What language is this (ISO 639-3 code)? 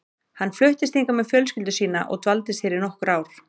isl